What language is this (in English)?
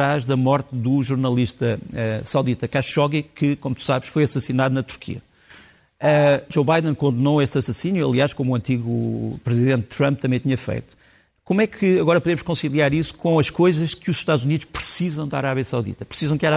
Portuguese